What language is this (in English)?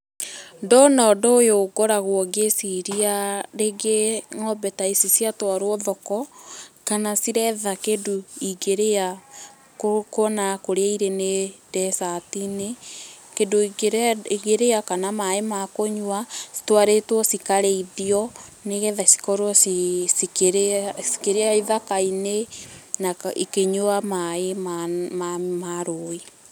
Kikuyu